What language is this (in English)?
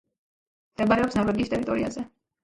Georgian